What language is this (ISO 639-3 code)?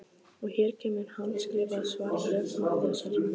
isl